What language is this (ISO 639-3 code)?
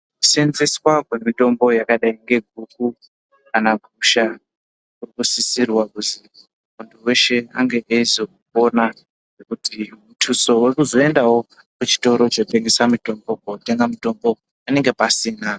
ndc